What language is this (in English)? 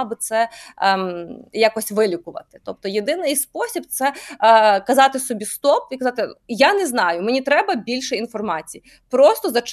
Ukrainian